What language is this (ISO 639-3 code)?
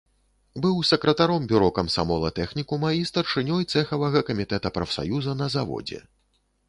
bel